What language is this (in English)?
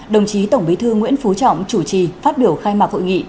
Vietnamese